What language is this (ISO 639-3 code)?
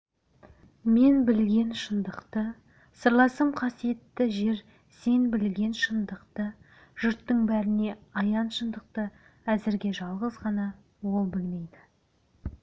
kaz